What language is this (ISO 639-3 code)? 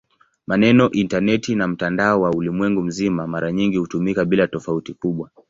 swa